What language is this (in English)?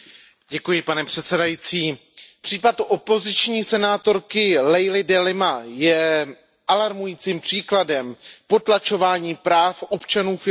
Czech